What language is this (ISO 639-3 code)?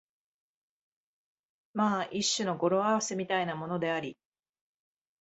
jpn